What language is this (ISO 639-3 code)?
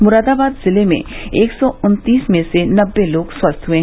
hin